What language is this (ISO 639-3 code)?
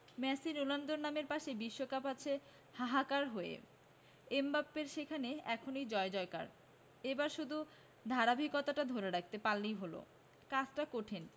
ben